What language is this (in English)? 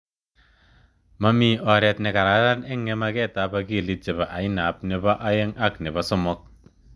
Kalenjin